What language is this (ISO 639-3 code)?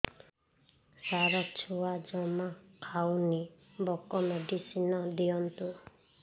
ori